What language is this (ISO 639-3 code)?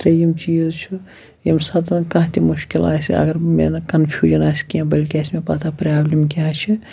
kas